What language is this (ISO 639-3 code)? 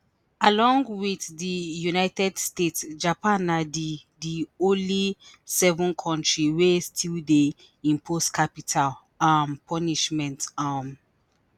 pcm